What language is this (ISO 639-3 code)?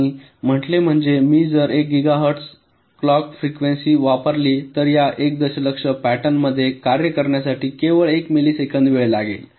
mar